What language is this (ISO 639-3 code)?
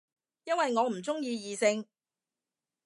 yue